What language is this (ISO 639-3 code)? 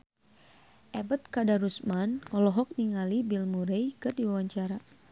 sun